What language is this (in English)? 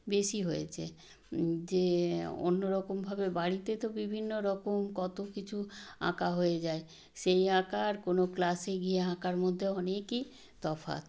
Bangla